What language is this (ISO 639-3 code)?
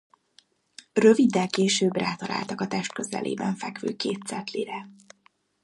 hun